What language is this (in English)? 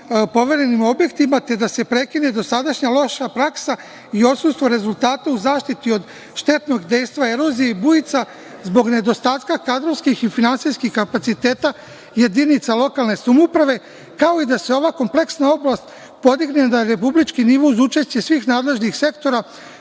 Serbian